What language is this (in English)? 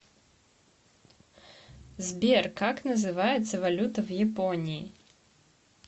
Russian